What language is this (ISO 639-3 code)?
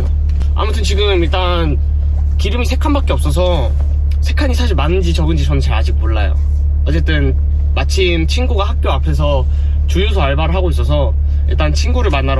kor